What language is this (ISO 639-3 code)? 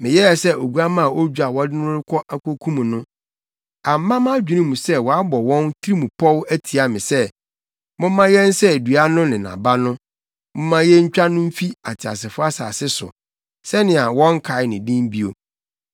aka